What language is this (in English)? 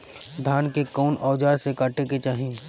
Bhojpuri